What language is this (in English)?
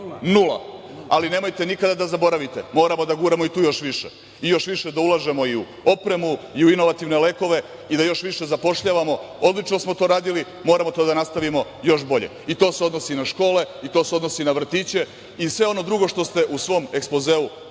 Serbian